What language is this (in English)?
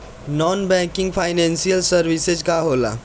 Bhojpuri